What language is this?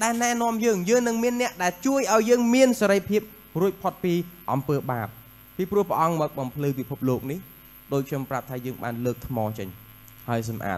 Thai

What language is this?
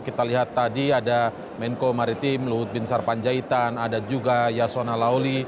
Indonesian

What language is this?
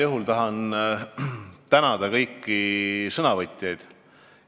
Estonian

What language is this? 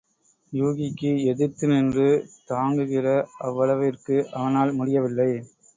Tamil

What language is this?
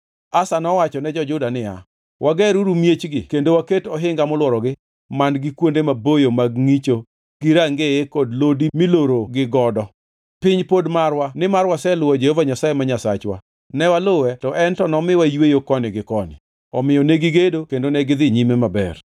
Luo (Kenya and Tanzania)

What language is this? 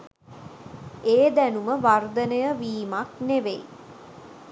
Sinhala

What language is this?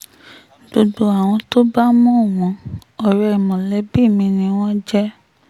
Yoruba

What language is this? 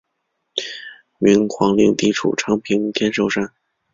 Chinese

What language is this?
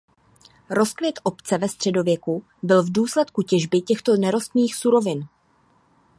Czech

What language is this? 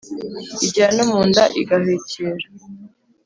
Kinyarwanda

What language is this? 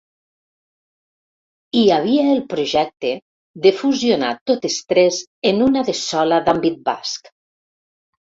Catalan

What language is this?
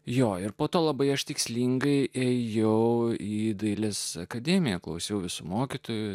Lithuanian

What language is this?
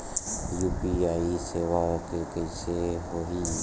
Chhattisgarhi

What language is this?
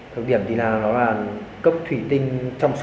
Vietnamese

